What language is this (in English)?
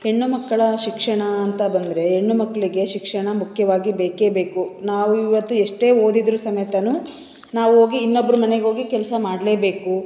Kannada